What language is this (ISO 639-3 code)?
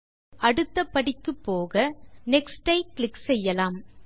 tam